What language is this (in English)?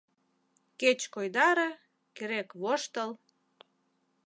Mari